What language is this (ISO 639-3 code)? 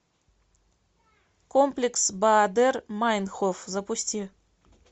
rus